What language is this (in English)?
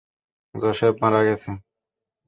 Bangla